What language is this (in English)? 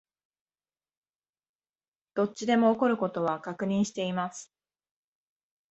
Japanese